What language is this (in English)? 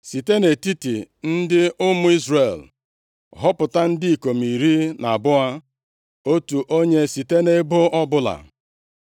Igbo